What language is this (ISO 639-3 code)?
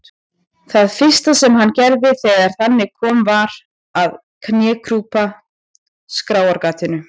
isl